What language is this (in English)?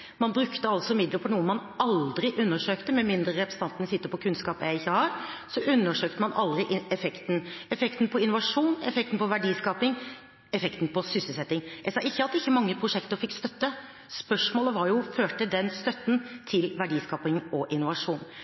Norwegian Bokmål